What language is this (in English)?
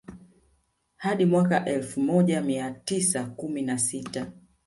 Swahili